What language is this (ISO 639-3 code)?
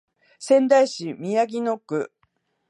jpn